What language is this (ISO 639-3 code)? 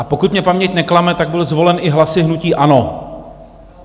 ces